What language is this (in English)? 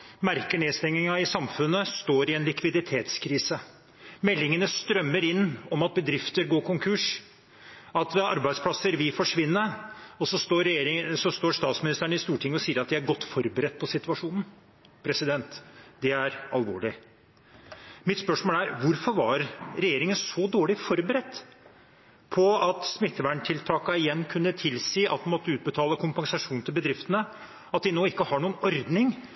Norwegian Bokmål